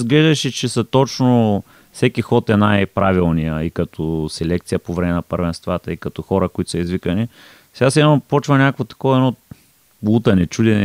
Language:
Bulgarian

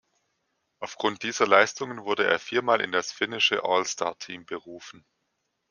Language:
German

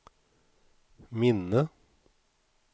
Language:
Swedish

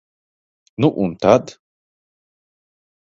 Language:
Latvian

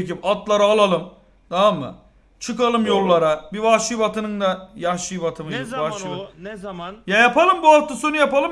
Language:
Turkish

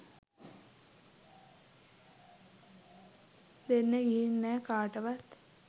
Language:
Sinhala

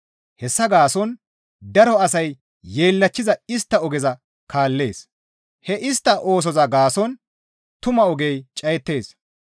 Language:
Gamo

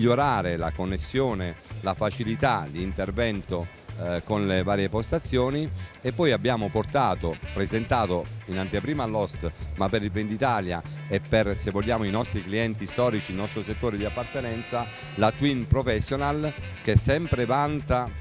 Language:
Italian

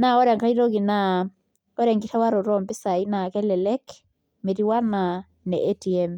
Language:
Masai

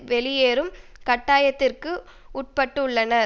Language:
Tamil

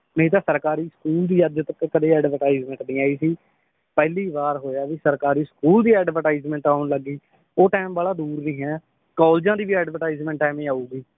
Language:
Punjabi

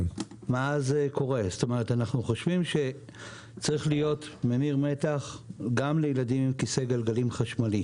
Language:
Hebrew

